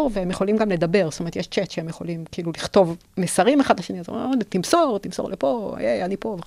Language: Hebrew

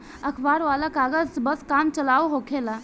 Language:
Bhojpuri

